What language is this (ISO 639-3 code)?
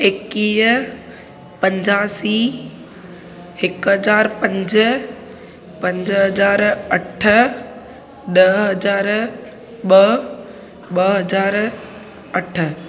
snd